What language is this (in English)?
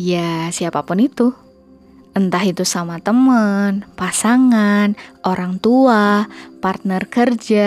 Indonesian